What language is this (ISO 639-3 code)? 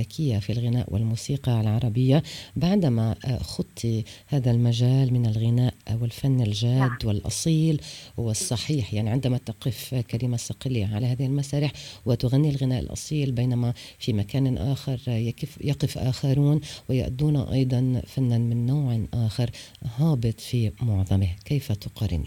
ara